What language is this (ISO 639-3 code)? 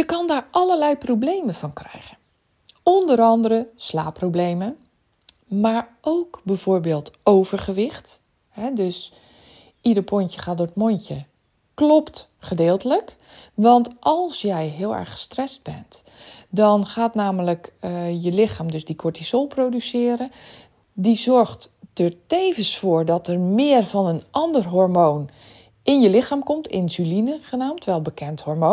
nld